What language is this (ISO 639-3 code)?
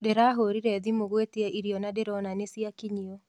kik